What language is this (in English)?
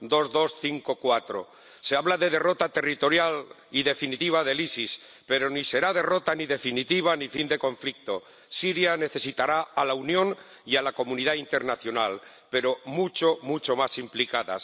Spanish